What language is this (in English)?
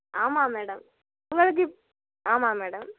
Tamil